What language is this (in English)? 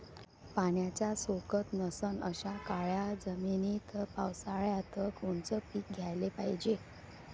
Marathi